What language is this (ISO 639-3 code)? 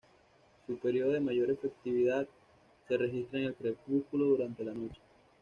spa